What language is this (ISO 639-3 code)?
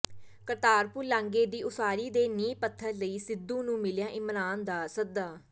pan